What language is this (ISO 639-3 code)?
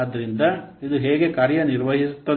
kan